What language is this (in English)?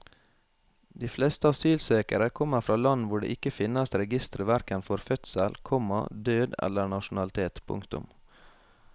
Norwegian